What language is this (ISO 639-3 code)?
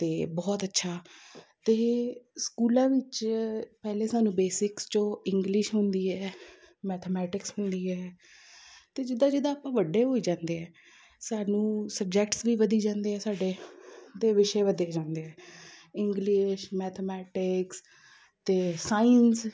pan